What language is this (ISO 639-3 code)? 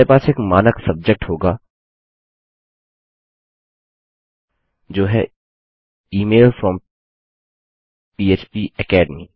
hin